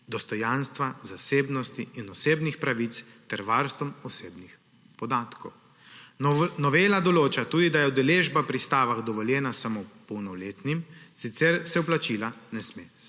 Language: Slovenian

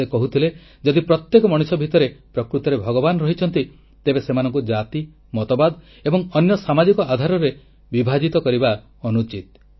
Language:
Odia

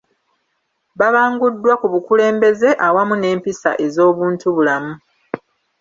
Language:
Ganda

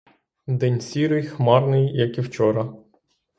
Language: Ukrainian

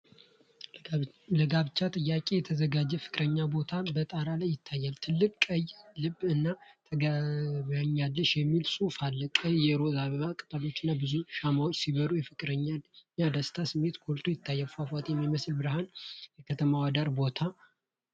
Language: Amharic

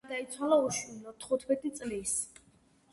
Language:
Georgian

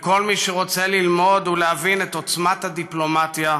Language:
Hebrew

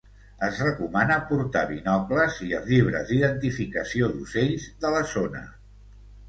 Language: Catalan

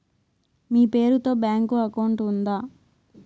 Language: Telugu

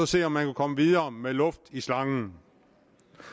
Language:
Danish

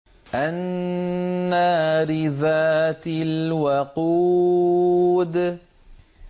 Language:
Arabic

